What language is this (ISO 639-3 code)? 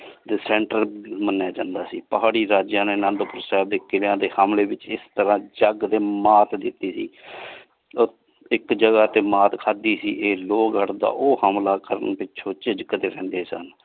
pan